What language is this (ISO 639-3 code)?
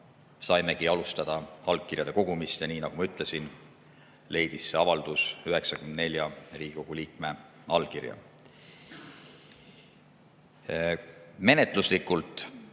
est